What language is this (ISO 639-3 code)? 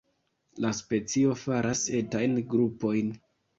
epo